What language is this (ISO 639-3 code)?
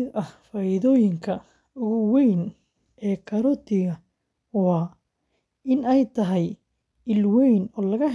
som